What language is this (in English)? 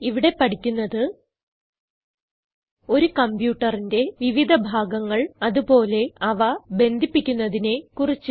Malayalam